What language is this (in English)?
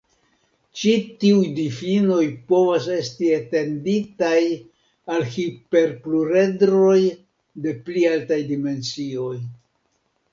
Esperanto